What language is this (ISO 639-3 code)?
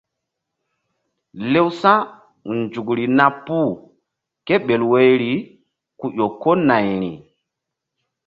mdd